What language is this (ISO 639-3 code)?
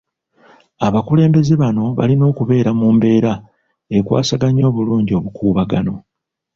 lug